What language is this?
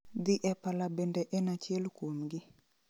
Luo (Kenya and Tanzania)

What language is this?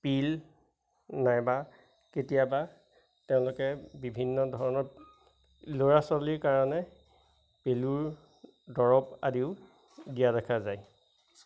Assamese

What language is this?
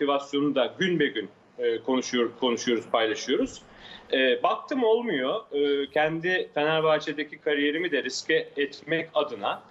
Turkish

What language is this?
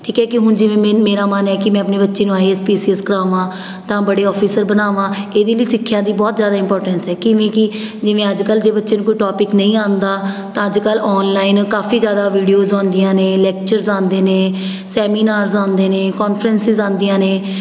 Punjabi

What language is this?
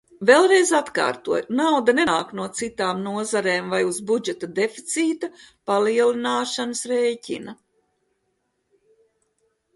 Latvian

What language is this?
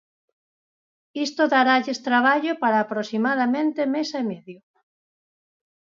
Galician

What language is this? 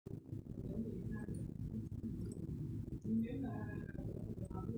Masai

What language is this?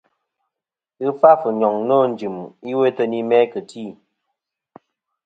Kom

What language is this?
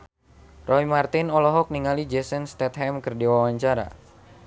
Sundanese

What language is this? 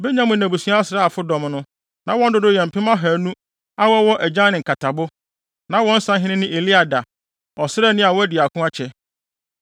Akan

